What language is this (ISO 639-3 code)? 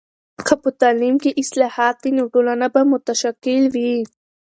pus